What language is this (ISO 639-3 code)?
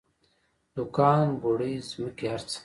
pus